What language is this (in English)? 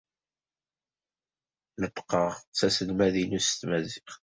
Kabyle